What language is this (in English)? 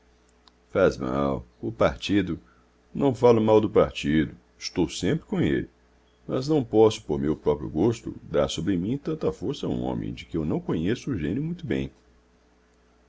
Portuguese